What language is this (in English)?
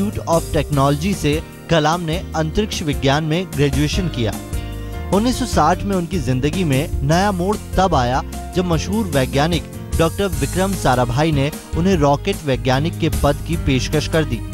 Hindi